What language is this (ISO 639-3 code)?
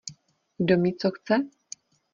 ces